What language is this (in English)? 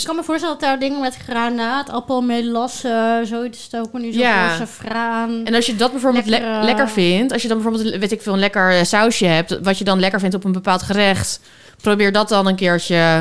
Dutch